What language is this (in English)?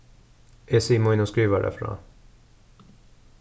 Faroese